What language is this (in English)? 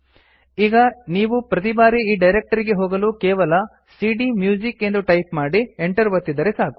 Kannada